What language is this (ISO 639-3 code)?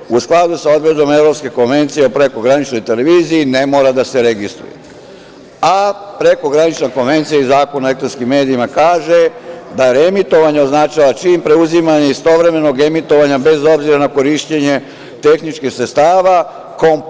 srp